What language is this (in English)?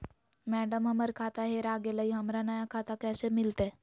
Magahi